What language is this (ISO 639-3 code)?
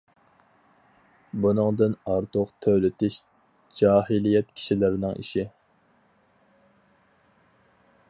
uig